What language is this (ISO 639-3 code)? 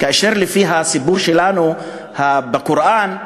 heb